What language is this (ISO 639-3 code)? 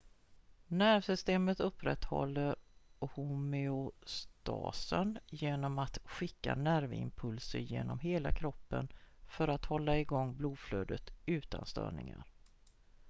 swe